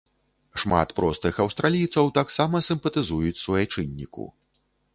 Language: Belarusian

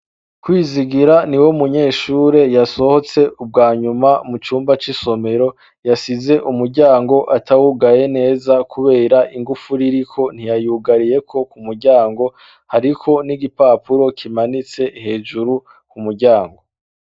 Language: Rundi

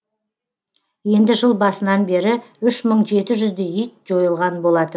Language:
Kazakh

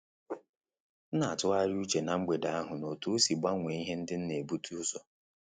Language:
Igbo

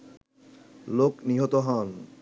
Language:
Bangla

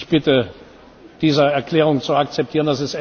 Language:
German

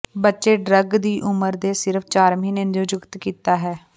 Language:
Punjabi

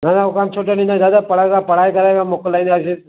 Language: Sindhi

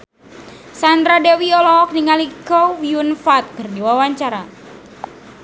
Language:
Sundanese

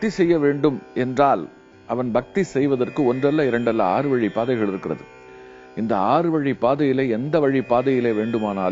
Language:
Tamil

